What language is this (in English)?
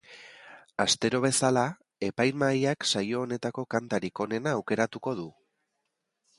Basque